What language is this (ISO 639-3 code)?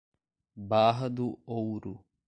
por